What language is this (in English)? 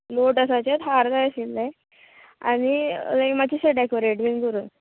Konkani